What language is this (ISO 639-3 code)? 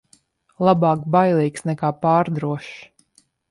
lav